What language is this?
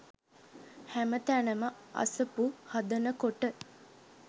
Sinhala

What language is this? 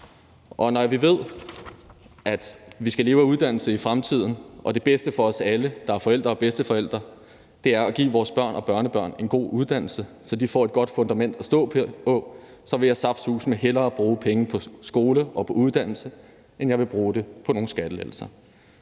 Danish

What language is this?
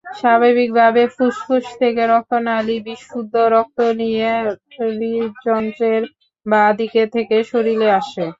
Bangla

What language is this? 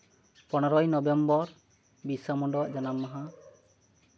Santali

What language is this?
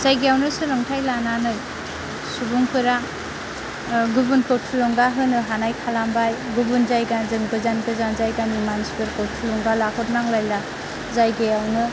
Bodo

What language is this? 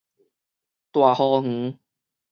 Min Nan Chinese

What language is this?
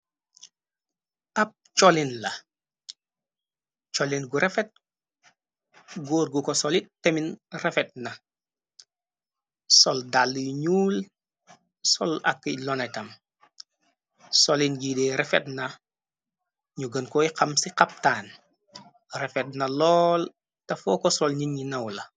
Wolof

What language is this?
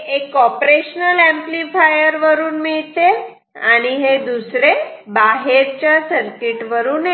Marathi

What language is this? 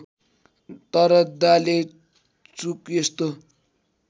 Nepali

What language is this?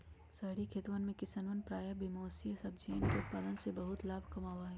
Magahi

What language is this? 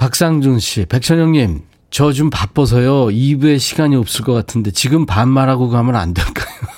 Korean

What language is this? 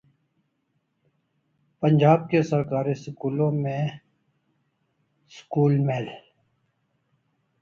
Urdu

